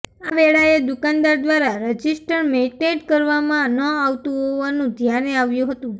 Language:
Gujarati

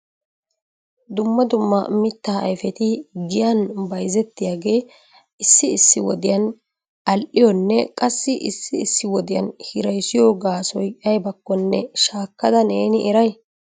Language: Wolaytta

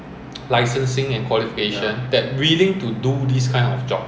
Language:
English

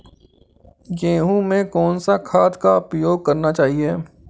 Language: Hindi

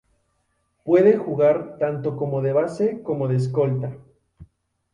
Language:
Spanish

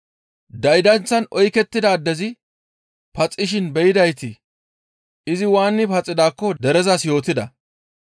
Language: Gamo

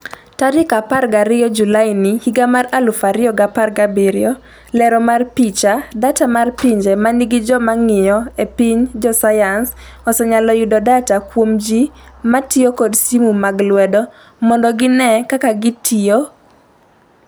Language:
Luo (Kenya and Tanzania)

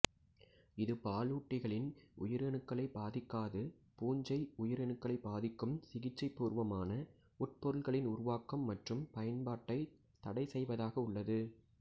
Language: Tamil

